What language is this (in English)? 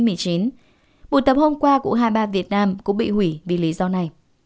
Vietnamese